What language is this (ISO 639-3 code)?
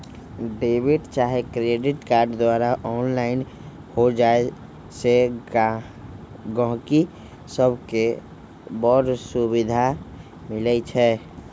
mag